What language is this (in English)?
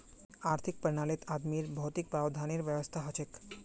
Magahi